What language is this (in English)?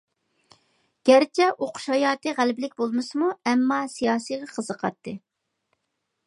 Uyghur